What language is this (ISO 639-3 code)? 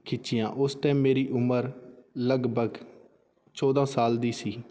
pan